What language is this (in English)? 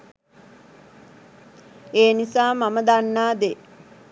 Sinhala